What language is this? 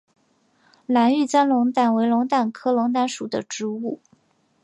Chinese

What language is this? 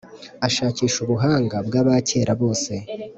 Kinyarwanda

